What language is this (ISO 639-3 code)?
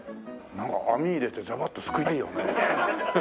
jpn